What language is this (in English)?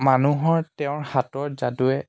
Assamese